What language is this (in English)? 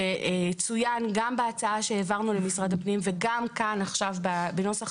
Hebrew